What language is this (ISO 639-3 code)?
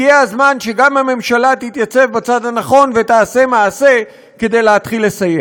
heb